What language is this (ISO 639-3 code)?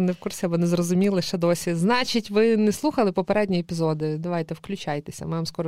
ukr